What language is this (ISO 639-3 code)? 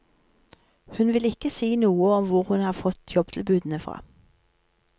nor